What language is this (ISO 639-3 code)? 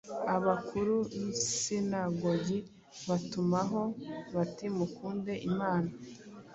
kin